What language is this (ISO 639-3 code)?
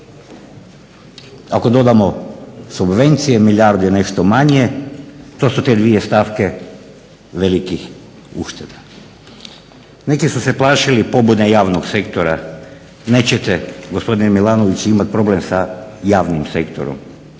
hrv